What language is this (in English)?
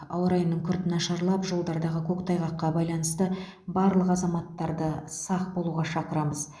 Kazakh